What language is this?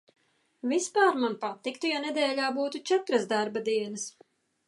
Latvian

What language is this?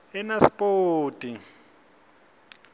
Swati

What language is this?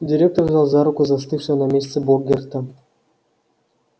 Russian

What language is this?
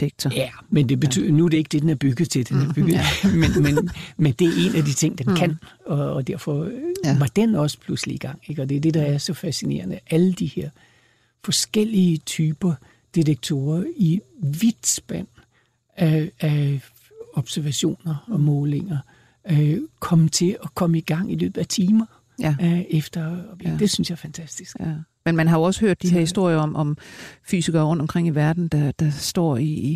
Danish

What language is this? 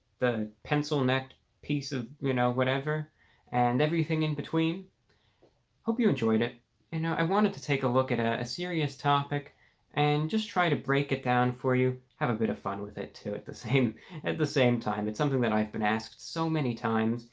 English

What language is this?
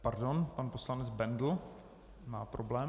Czech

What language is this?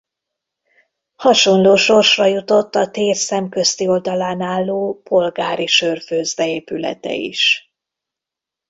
Hungarian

